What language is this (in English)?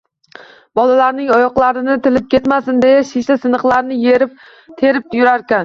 Uzbek